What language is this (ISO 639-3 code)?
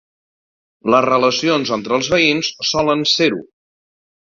cat